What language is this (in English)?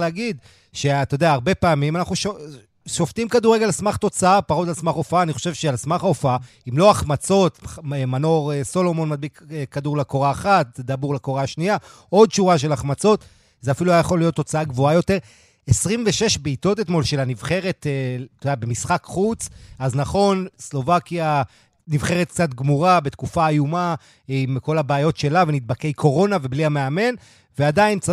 Hebrew